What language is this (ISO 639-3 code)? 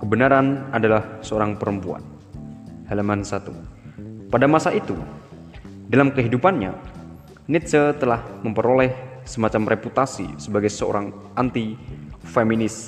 ind